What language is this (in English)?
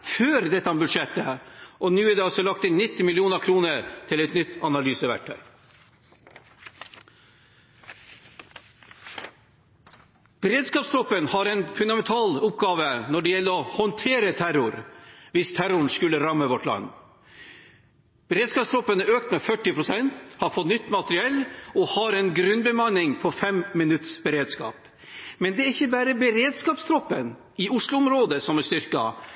Norwegian Bokmål